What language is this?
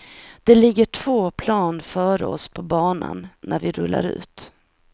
Swedish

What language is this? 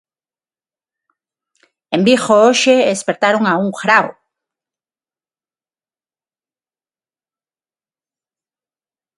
Galician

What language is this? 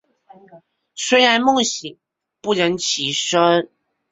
Chinese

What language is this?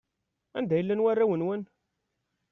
Kabyle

